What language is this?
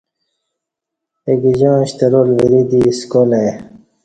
Kati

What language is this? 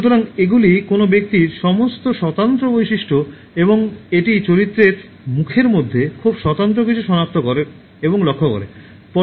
Bangla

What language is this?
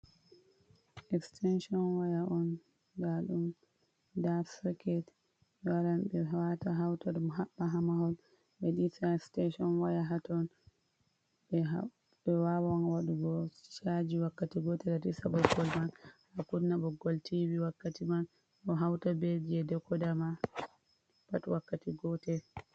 Fula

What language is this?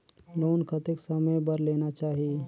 Chhattisgarhi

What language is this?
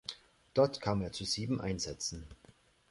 German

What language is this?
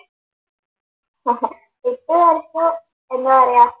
Malayalam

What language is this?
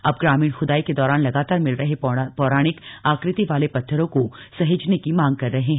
Hindi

